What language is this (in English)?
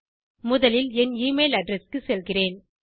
Tamil